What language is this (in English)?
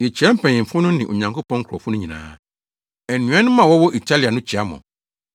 Akan